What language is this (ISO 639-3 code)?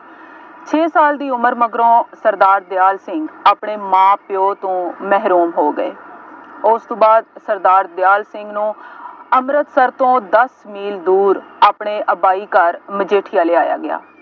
pan